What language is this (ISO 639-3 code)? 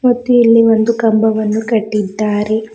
kan